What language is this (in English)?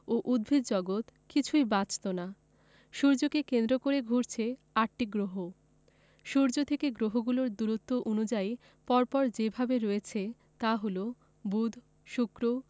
Bangla